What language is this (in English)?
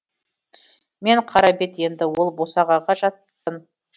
Kazakh